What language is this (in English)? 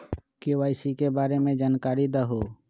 Magahi